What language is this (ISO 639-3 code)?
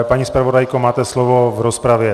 ces